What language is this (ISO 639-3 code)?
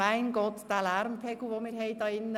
gsw